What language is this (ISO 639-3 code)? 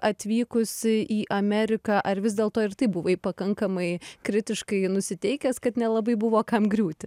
lit